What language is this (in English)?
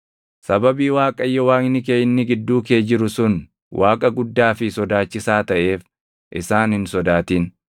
Oromo